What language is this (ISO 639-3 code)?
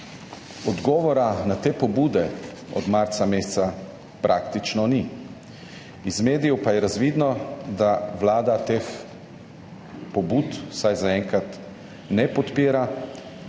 slv